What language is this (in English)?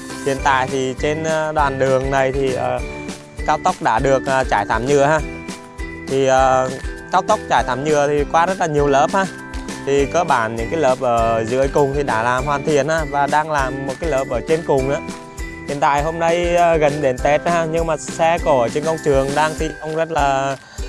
Vietnamese